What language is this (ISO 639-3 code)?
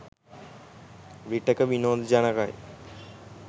sin